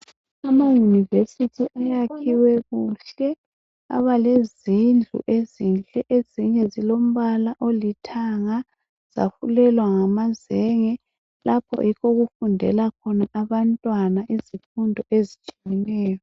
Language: North Ndebele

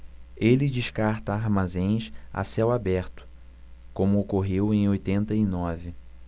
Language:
Portuguese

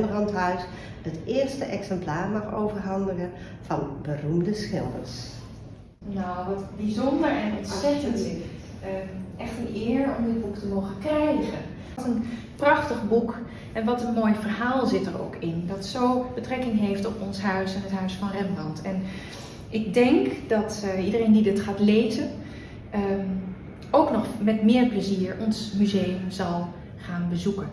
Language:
Dutch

